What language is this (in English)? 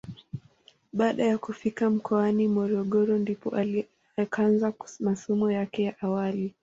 Swahili